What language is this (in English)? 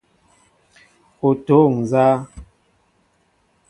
Mbo (Cameroon)